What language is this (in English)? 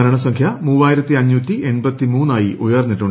Malayalam